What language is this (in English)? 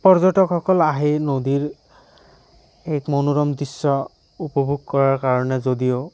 Assamese